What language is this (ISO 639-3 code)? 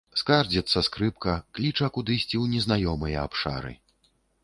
bel